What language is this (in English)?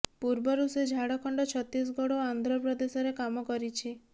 Odia